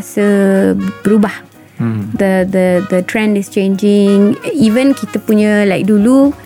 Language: Malay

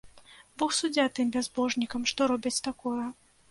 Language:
Belarusian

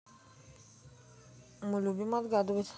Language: Russian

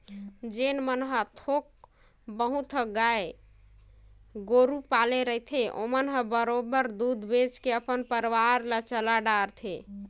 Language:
Chhattisgarhi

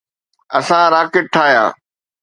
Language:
Sindhi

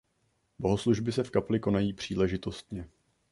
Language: Czech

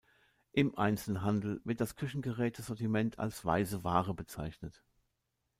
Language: German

